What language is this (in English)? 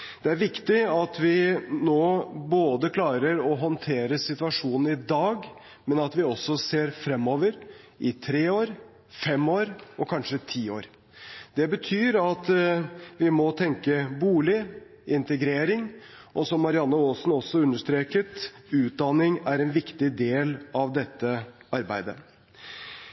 Norwegian Bokmål